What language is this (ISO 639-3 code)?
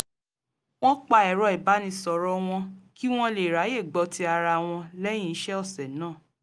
yor